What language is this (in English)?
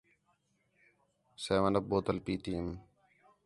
Khetrani